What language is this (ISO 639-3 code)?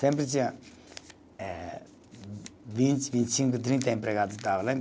por